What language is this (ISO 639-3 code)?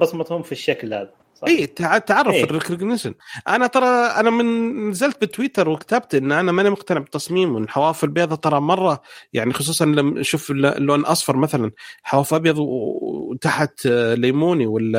ara